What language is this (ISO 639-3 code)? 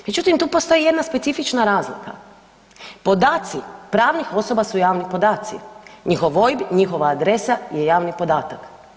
hrv